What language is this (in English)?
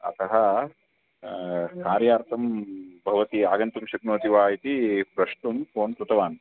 Sanskrit